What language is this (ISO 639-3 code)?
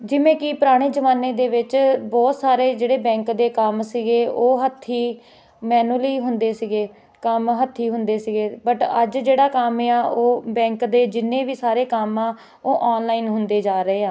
pan